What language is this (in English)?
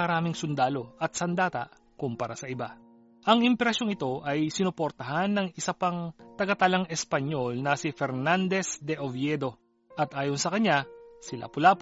Filipino